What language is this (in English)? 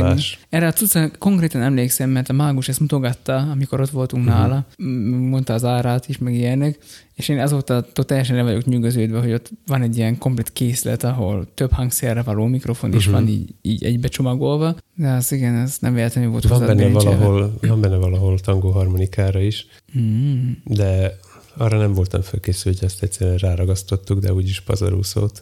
Hungarian